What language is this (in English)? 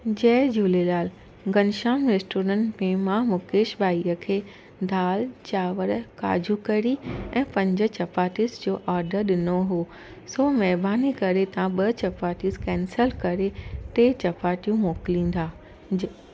Sindhi